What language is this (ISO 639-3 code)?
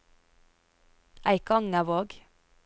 nor